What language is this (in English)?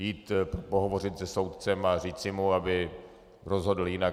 Czech